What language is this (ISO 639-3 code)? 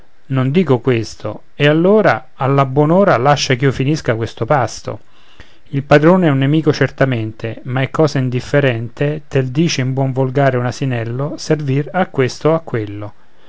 ita